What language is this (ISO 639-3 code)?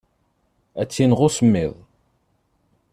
kab